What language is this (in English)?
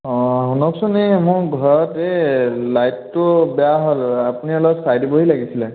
Assamese